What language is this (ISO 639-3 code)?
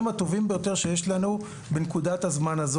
heb